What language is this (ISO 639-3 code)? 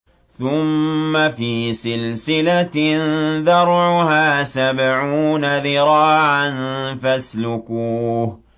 ara